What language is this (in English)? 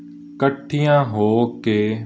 Punjabi